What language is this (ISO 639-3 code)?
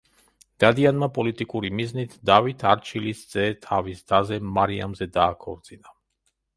kat